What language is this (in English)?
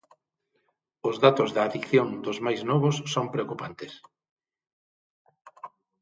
Galician